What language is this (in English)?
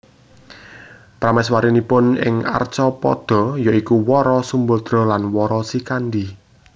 Javanese